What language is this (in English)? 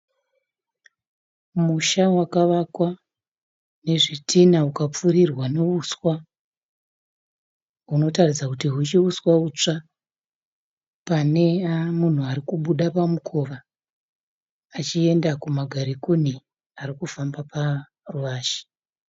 Shona